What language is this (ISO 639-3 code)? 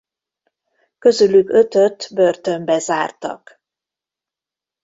hun